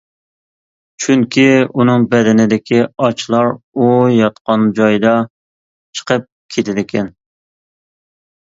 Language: Uyghur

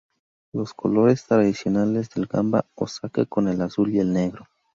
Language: Spanish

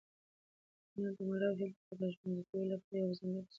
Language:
Pashto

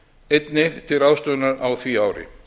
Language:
Icelandic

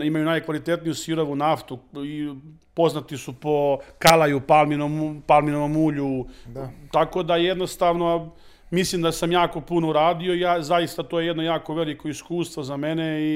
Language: Croatian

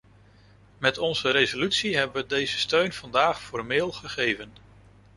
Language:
Dutch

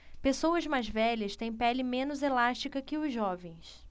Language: Portuguese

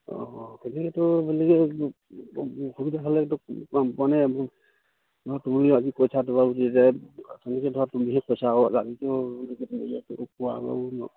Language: Assamese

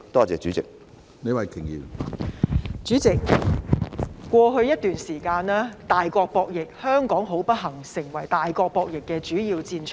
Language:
Cantonese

